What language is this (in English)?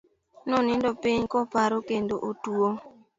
Luo (Kenya and Tanzania)